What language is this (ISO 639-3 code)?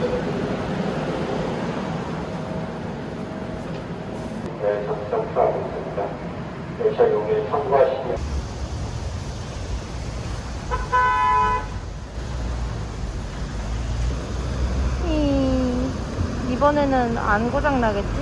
kor